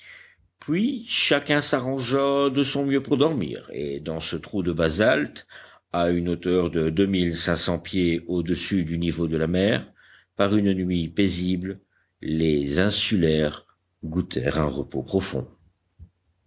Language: French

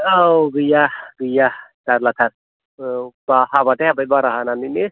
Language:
Bodo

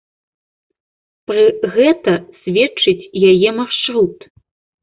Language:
Belarusian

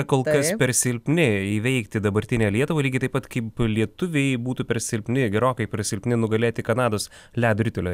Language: Lithuanian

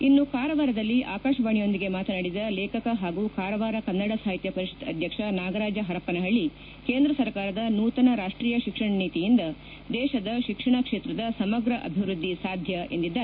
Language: Kannada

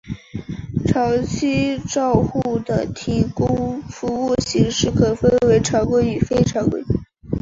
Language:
Chinese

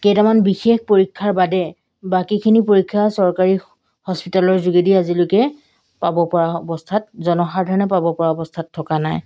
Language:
Assamese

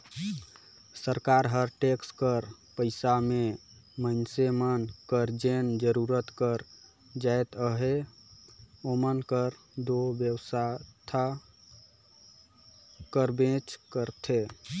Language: Chhattisgarhi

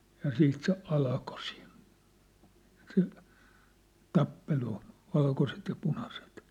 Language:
Finnish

